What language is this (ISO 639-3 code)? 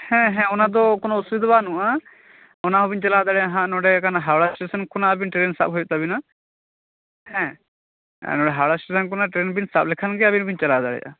sat